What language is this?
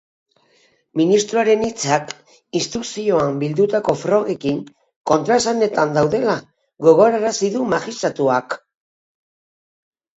Basque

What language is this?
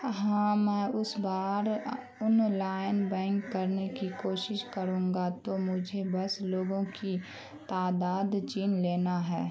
Urdu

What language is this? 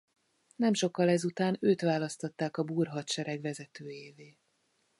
Hungarian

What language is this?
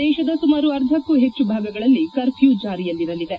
Kannada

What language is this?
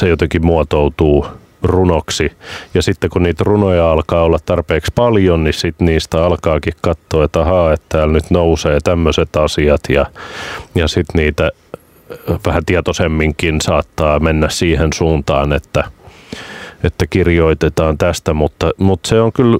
Finnish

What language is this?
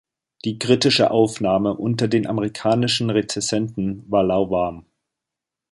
German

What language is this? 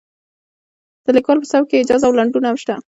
Pashto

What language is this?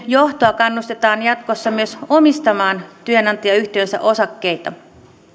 Finnish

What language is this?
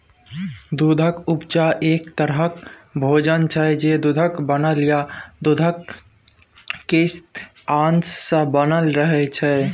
Maithili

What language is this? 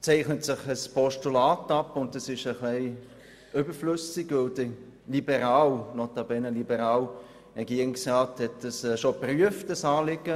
Swiss German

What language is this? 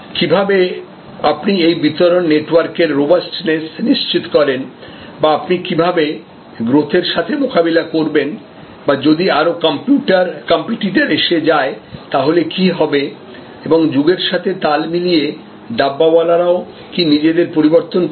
Bangla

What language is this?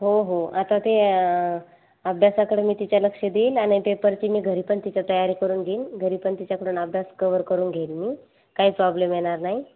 Marathi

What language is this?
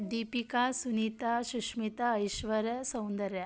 Kannada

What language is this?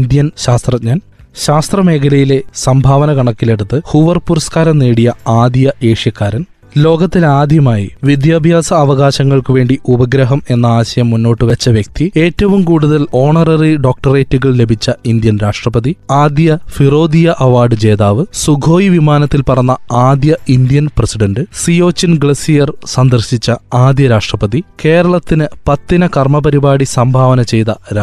Malayalam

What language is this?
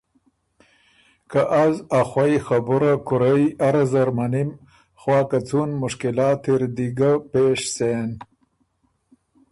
Ormuri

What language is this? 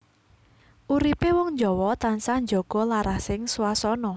Javanese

